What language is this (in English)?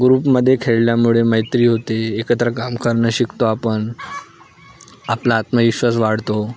Marathi